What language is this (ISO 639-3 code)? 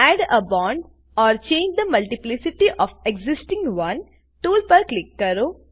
guj